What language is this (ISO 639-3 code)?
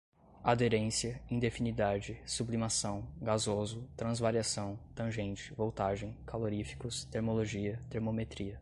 por